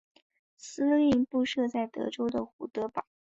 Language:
Chinese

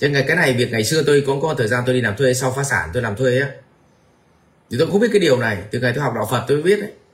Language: Vietnamese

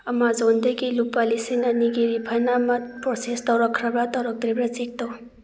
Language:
Manipuri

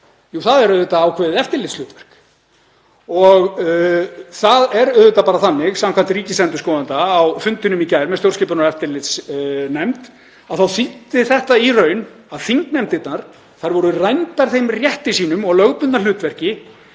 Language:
Icelandic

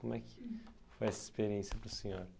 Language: Portuguese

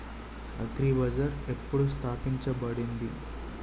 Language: Telugu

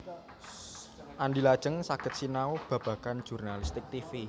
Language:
Javanese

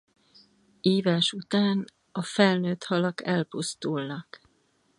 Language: Hungarian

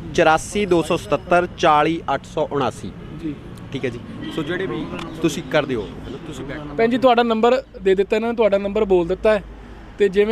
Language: Hindi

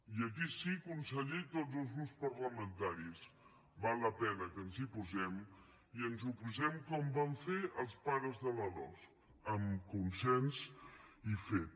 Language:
Catalan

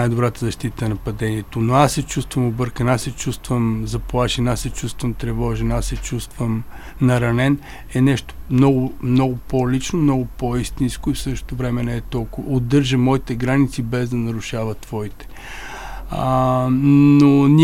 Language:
Bulgarian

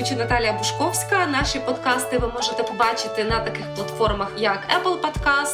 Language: Ukrainian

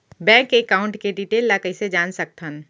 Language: Chhattisgarhi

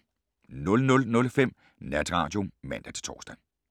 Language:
Danish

